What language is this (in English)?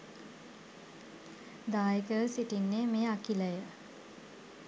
Sinhala